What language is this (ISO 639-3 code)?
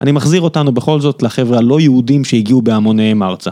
heb